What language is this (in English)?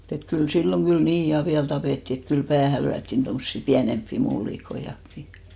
Finnish